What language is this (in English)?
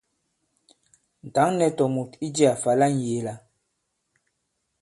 Bankon